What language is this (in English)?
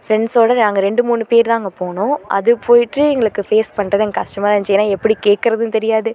Tamil